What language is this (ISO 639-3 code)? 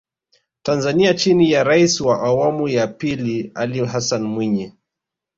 swa